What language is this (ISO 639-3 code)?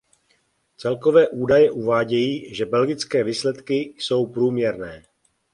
ces